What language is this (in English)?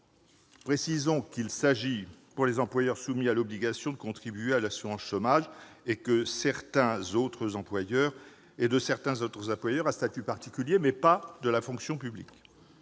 French